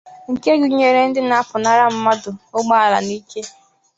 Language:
Igbo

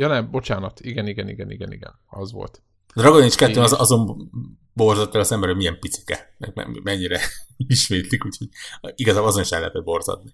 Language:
Hungarian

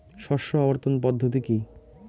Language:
Bangla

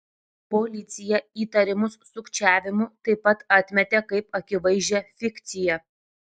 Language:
Lithuanian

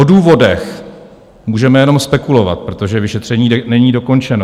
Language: Czech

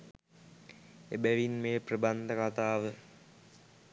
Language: Sinhala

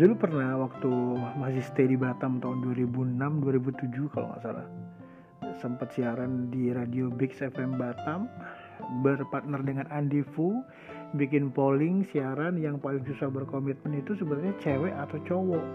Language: Indonesian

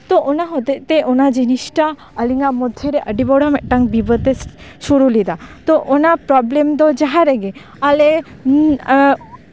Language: Santali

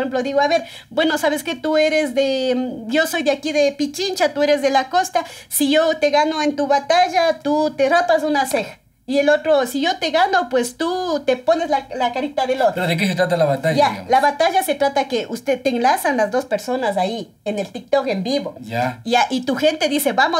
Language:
Spanish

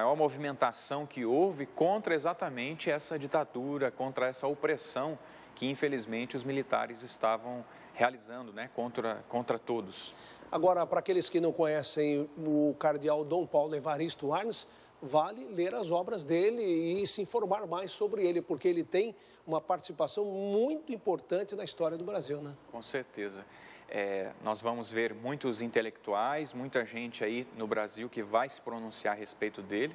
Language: Portuguese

